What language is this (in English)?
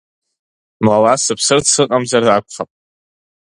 Abkhazian